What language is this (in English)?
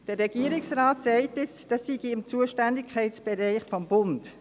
Swiss German